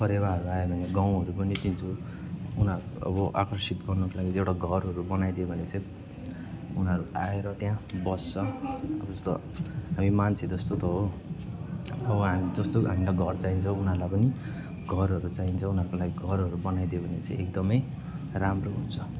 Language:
Nepali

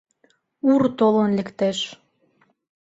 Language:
Mari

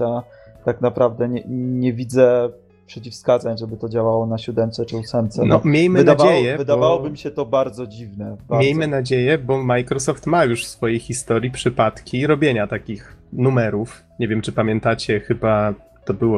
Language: Polish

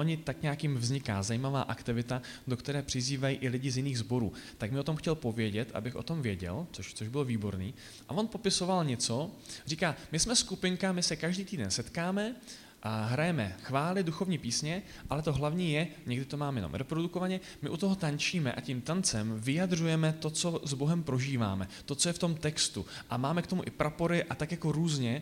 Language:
Czech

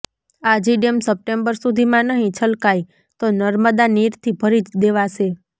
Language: Gujarati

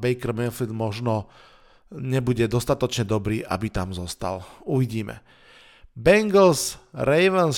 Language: Slovak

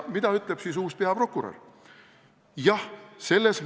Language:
Estonian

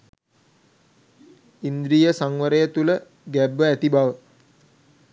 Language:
Sinhala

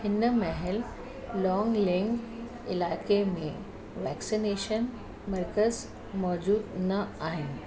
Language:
Sindhi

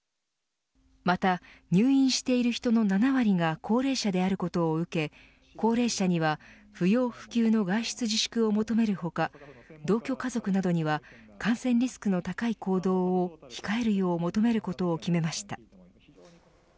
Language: Japanese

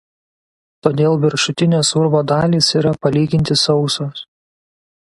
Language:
Lithuanian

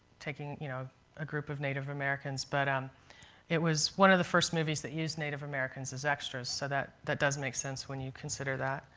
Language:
English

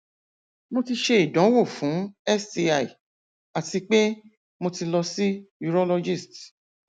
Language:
Yoruba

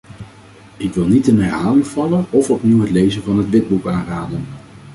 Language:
Dutch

